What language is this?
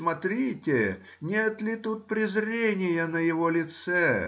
Russian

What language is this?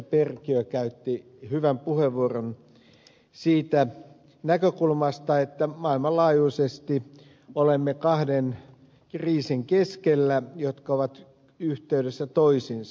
Finnish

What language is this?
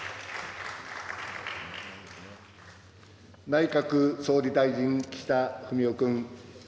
Japanese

